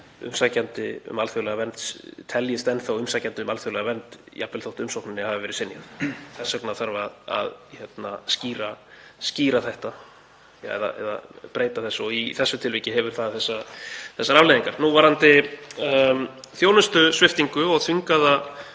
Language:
Icelandic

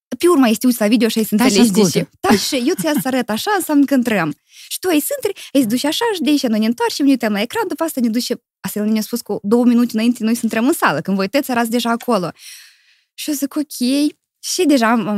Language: Romanian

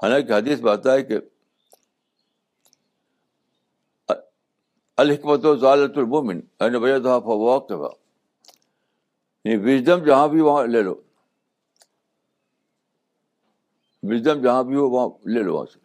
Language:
Urdu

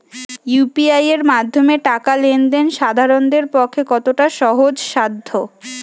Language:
Bangla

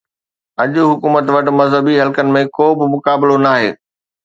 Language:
Sindhi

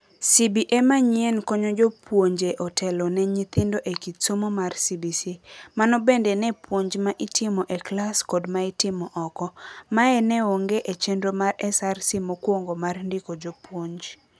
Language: Luo (Kenya and Tanzania)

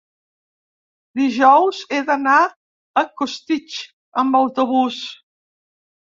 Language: Catalan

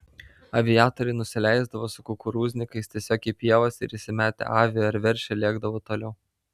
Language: Lithuanian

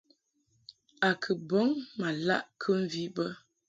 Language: Mungaka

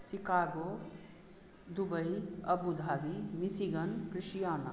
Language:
Maithili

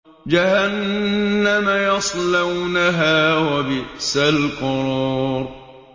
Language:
Arabic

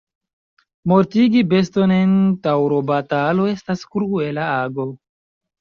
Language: Esperanto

